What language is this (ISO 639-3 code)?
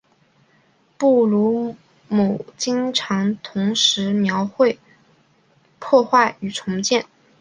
zho